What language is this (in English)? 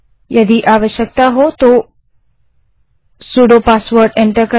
Hindi